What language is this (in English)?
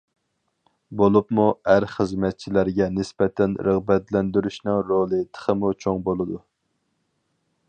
Uyghur